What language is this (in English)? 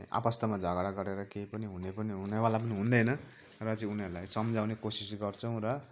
Nepali